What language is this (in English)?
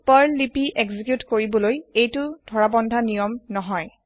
Assamese